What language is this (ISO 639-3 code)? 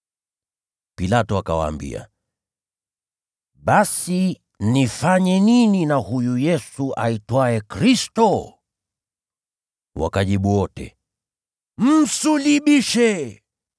swa